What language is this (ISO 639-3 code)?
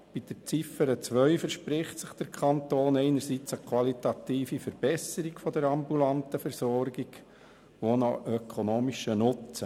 gsw